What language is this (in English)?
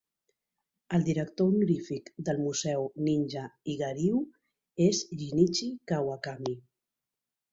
Catalan